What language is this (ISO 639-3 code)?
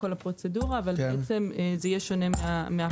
heb